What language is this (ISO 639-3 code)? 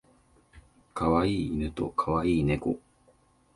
jpn